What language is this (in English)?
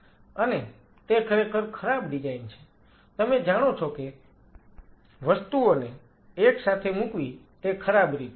Gujarati